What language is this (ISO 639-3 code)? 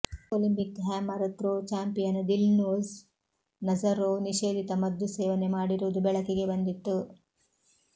kan